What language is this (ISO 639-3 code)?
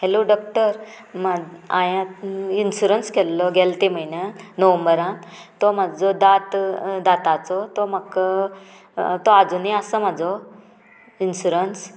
kok